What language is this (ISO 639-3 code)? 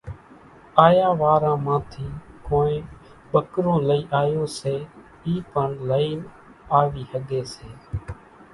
gjk